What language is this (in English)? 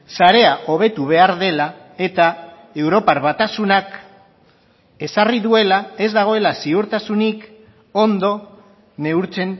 Basque